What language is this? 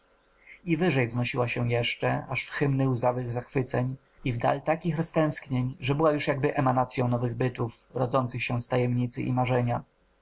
Polish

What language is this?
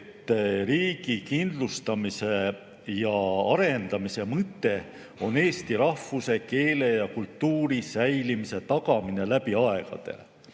Estonian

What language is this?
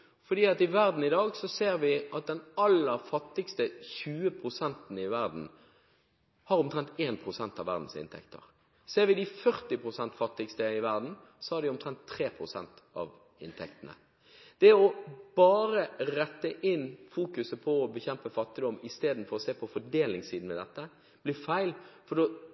Norwegian Bokmål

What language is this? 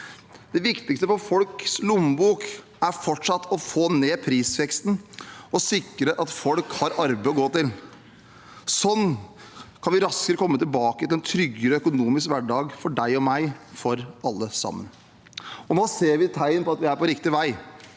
Norwegian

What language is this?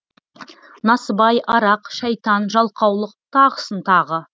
Kazakh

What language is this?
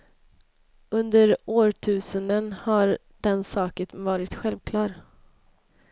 Swedish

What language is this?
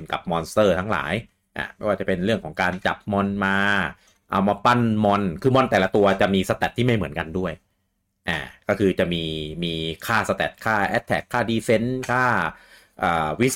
Thai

